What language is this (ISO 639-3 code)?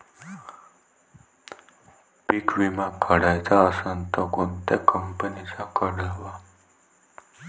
mar